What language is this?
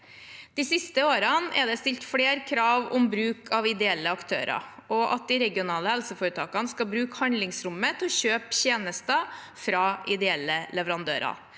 Norwegian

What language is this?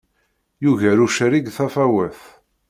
Kabyle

